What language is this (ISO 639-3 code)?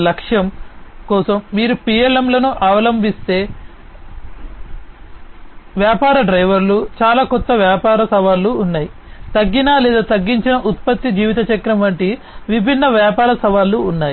tel